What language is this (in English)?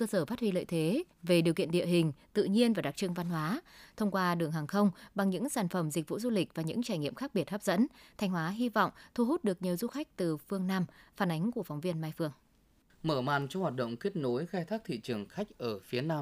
Vietnamese